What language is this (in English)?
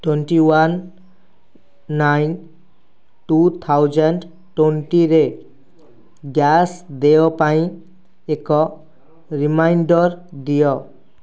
Odia